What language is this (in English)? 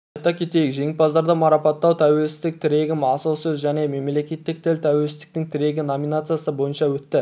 Kazakh